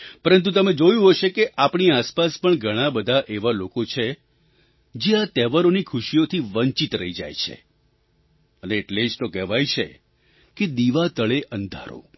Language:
Gujarati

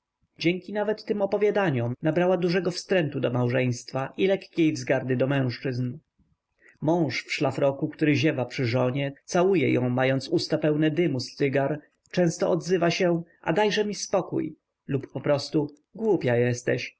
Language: Polish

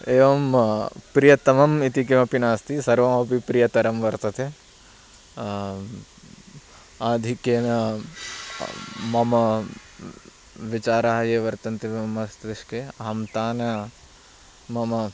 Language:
Sanskrit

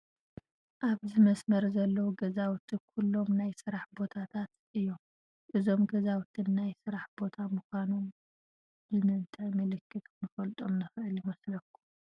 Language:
Tigrinya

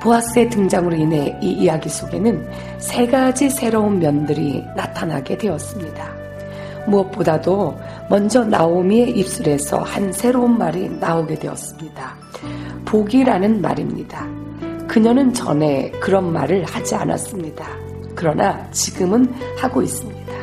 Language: Korean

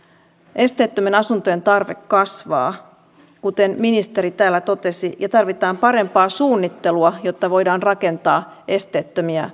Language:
Finnish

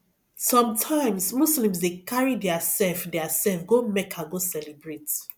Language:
Nigerian Pidgin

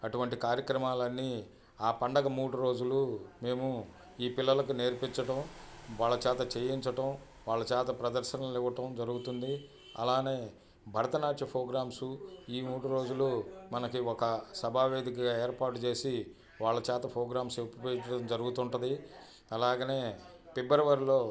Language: Telugu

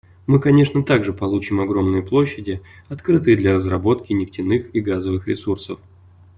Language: Russian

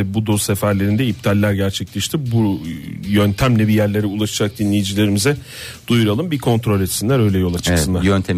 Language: Turkish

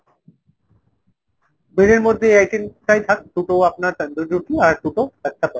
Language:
Bangla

